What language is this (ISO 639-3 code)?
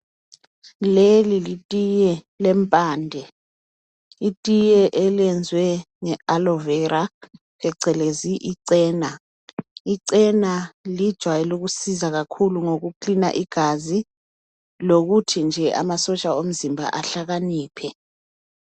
nde